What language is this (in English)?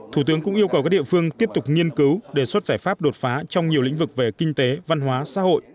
Vietnamese